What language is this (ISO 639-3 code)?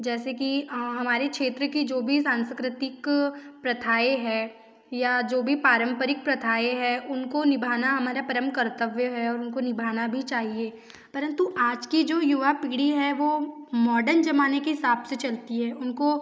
hin